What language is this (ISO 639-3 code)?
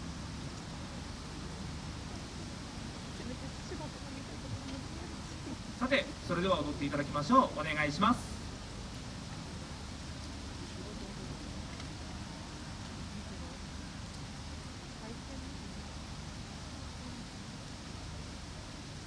jpn